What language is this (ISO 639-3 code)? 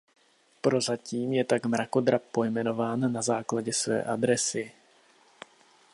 ces